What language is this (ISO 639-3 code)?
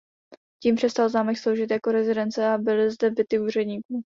ces